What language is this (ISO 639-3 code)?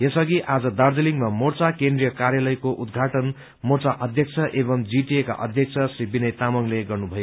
nep